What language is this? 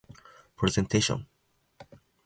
Japanese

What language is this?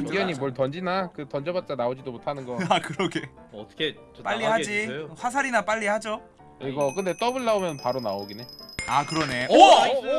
Korean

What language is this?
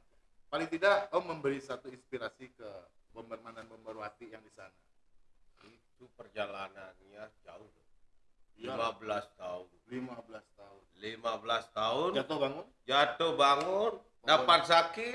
Indonesian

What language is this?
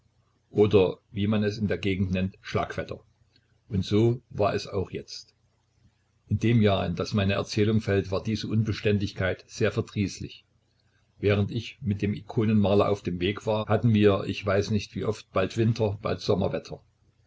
German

